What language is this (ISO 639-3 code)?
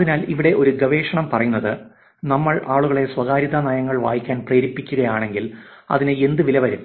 mal